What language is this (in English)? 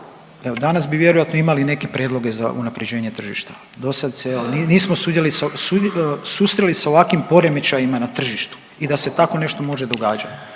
Croatian